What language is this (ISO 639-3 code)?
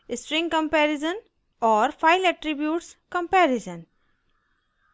hin